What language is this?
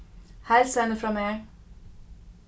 Faroese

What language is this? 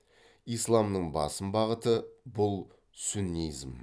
Kazakh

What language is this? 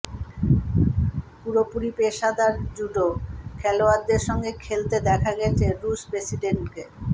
Bangla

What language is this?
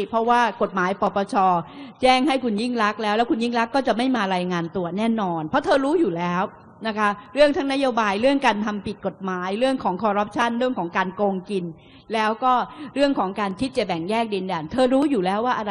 Thai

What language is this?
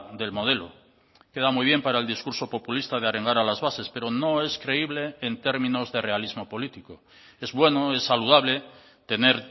Spanish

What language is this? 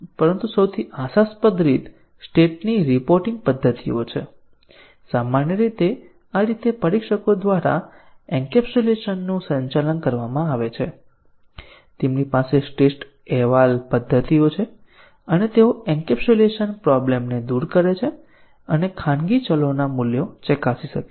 Gujarati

